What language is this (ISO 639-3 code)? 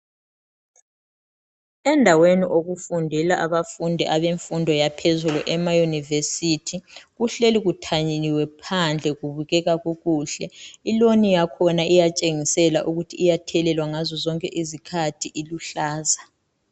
nde